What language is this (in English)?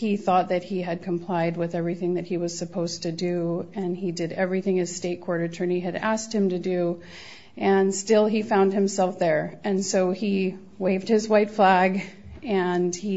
English